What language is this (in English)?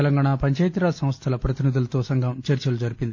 Telugu